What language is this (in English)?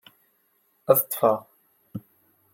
Kabyle